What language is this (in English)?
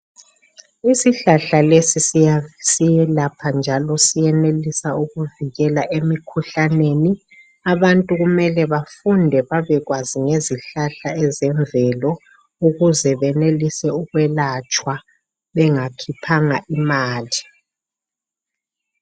North Ndebele